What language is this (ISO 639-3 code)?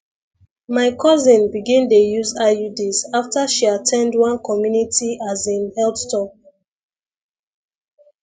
pcm